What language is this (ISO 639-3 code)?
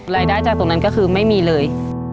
tha